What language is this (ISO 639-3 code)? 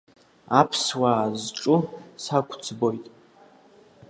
abk